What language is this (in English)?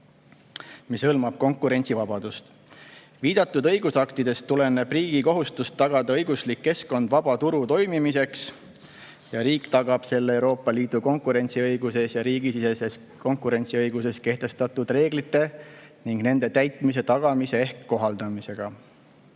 Estonian